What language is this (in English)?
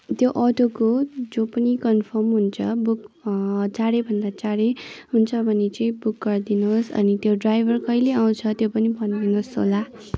Nepali